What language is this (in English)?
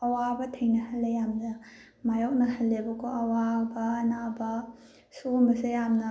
Manipuri